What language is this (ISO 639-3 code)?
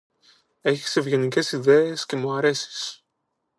ell